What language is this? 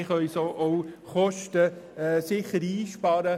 Swiss German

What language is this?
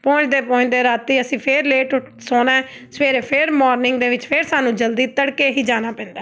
Punjabi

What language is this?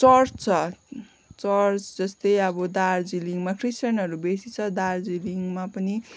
Nepali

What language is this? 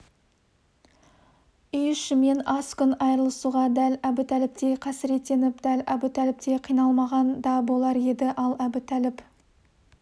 Kazakh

